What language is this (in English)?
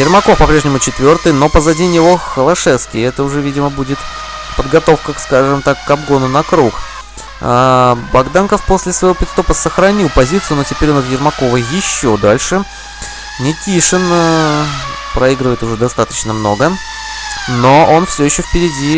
Russian